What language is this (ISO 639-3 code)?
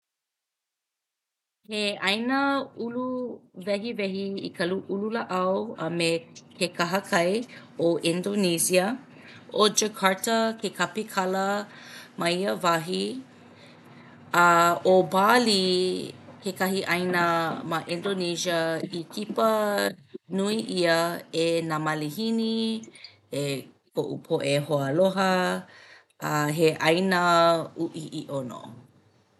haw